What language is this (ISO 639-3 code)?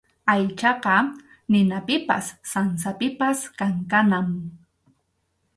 qxu